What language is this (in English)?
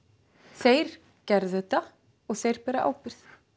Icelandic